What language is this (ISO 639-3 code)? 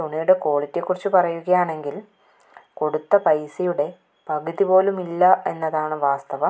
mal